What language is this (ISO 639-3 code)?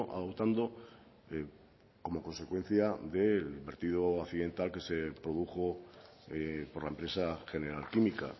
spa